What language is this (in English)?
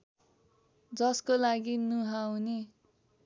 Nepali